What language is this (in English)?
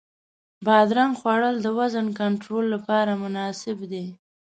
Pashto